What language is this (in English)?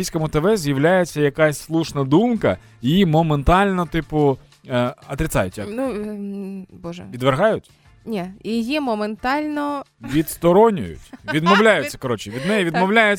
Ukrainian